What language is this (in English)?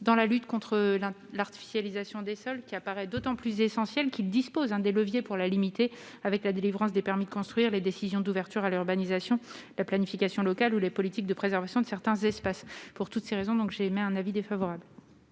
French